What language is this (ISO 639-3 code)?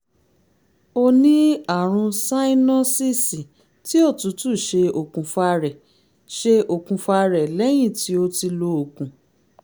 yor